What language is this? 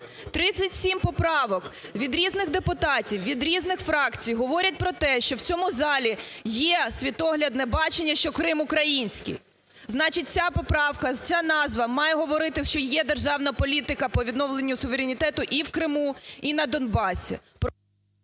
Ukrainian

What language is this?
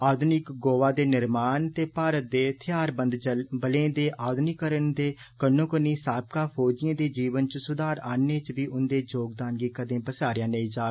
Dogri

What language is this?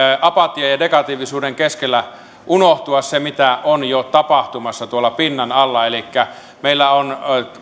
Finnish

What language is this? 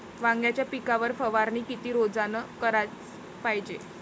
Marathi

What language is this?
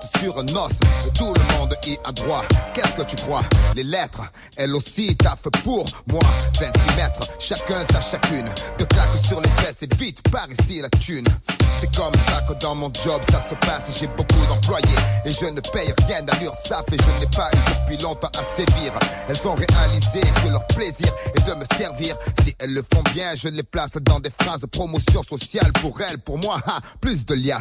French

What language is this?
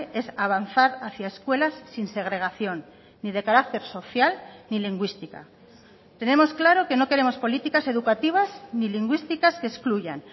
Spanish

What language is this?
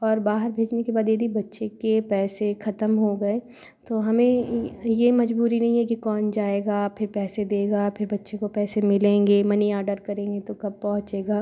Hindi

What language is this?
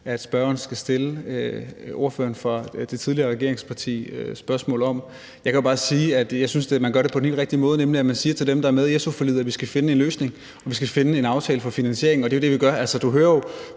Danish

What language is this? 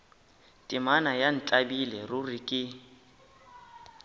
Northern Sotho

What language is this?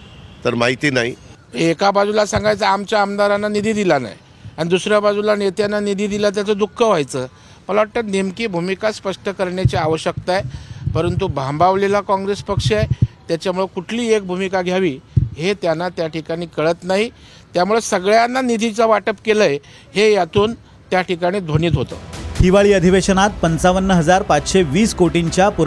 Marathi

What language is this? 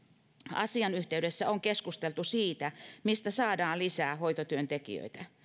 Finnish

